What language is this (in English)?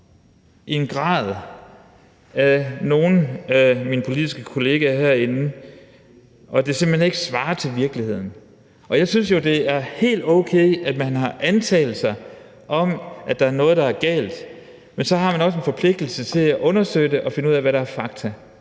Danish